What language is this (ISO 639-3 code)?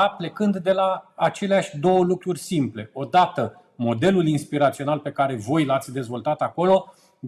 ron